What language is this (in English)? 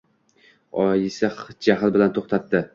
Uzbek